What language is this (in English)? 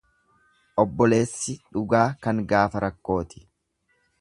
Oromo